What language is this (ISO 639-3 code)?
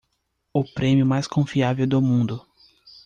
por